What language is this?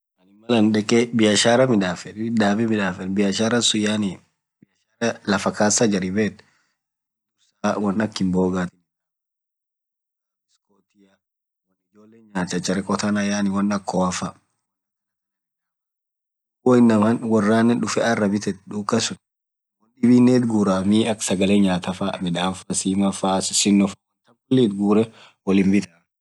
Orma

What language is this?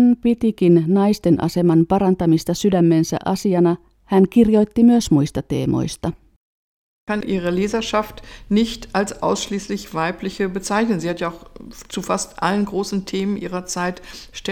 Finnish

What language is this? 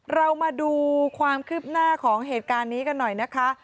Thai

